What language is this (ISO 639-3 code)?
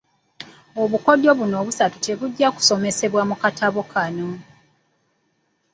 lug